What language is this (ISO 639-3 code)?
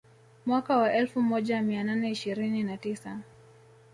swa